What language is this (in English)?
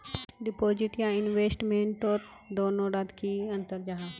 Magahi